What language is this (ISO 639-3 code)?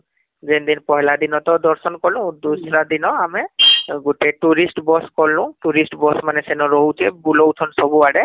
ori